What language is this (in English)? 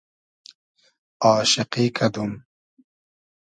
Hazaragi